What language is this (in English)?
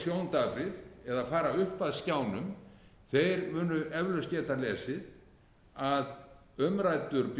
Icelandic